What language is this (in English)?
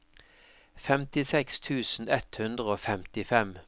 Norwegian